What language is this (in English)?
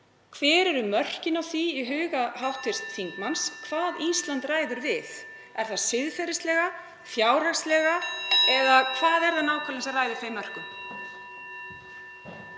Icelandic